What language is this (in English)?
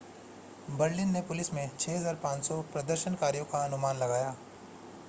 Hindi